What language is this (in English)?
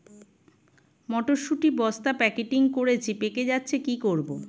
Bangla